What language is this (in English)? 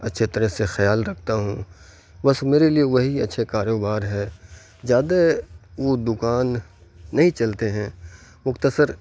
Urdu